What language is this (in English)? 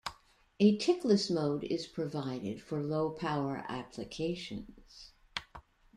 English